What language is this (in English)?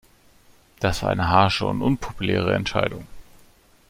German